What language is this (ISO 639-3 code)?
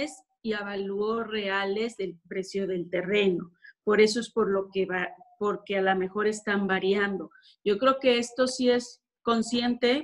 spa